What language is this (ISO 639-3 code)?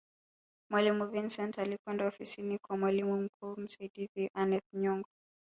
swa